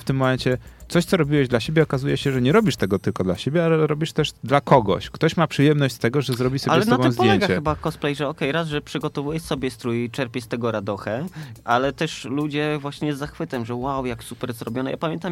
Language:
Polish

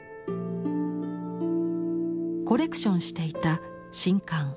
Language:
Japanese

